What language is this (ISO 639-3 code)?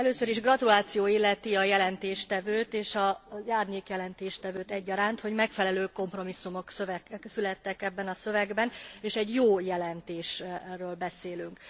hun